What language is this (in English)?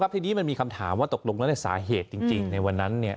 Thai